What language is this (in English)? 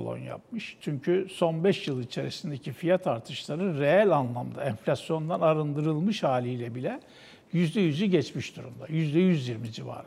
Turkish